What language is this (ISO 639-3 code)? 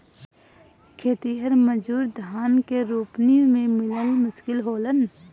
bho